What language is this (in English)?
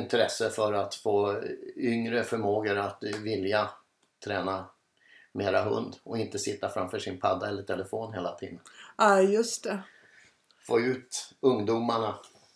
Swedish